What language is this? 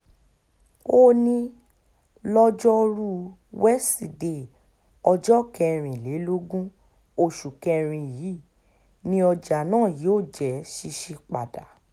Yoruba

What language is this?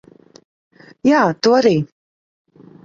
Latvian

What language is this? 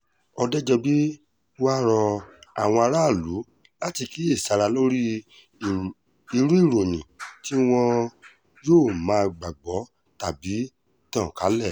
Yoruba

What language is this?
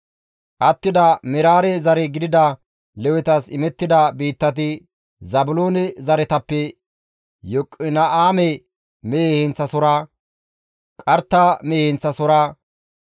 Gamo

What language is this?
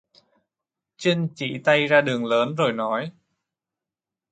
Vietnamese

